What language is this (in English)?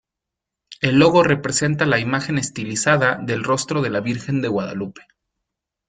Spanish